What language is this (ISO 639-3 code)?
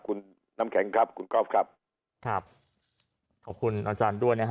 tha